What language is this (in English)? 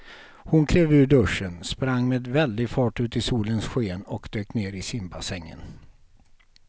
Swedish